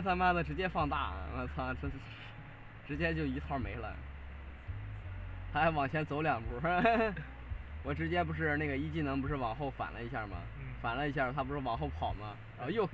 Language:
Chinese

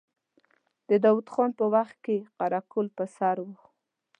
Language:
Pashto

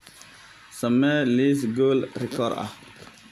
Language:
Somali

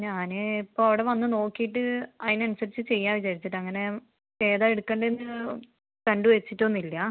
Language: Malayalam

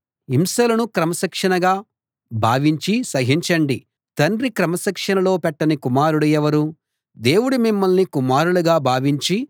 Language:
Telugu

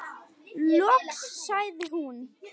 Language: Icelandic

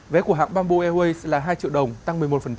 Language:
Vietnamese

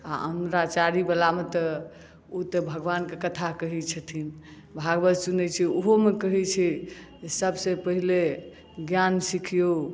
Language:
Maithili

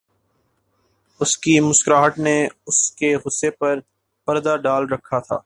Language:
Urdu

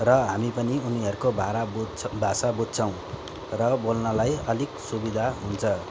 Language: Nepali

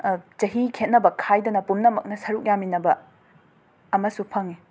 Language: Manipuri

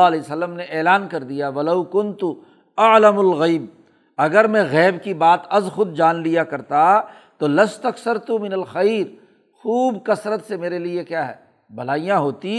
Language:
Urdu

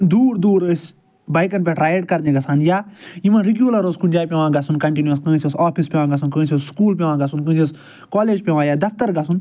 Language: Kashmiri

